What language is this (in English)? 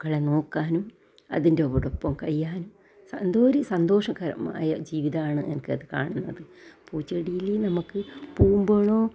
Malayalam